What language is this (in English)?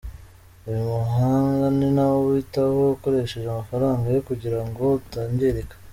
Kinyarwanda